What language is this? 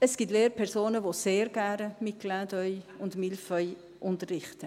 Swiss German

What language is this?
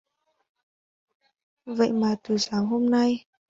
Vietnamese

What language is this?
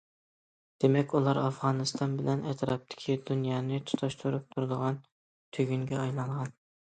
Uyghur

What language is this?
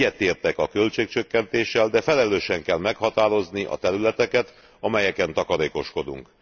Hungarian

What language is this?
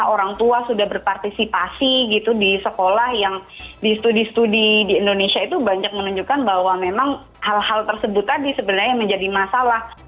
Indonesian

